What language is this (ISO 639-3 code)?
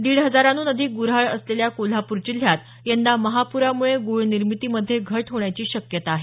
mar